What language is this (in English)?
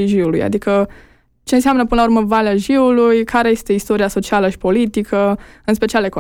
Romanian